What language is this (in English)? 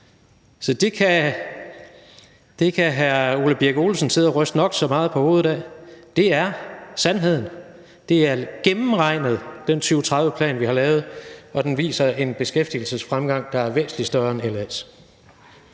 Danish